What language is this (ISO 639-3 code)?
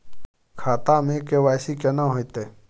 mai